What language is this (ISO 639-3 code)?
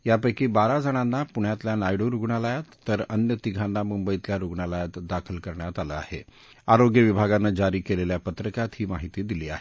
mar